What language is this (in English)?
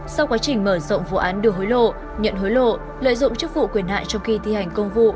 Vietnamese